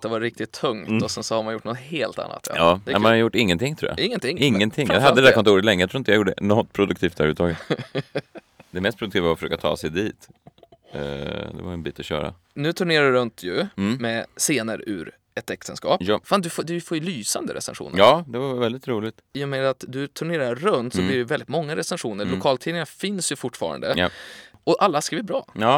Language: Swedish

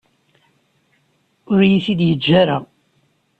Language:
Kabyle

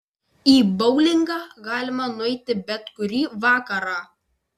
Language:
Lithuanian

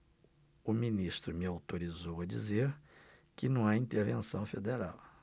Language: Portuguese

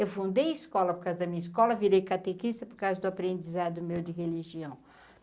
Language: Portuguese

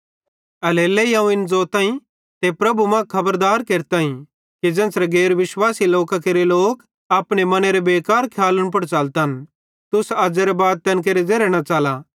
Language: Bhadrawahi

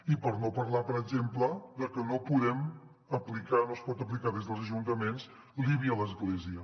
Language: Catalan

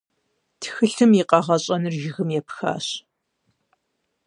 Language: Kabardian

